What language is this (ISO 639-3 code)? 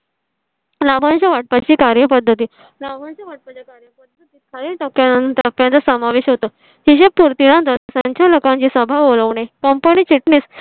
mar